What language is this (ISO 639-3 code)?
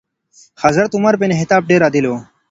pus